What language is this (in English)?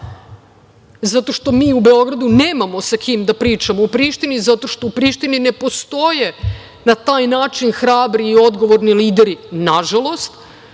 Serbian